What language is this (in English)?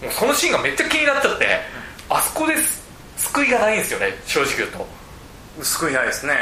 Japanese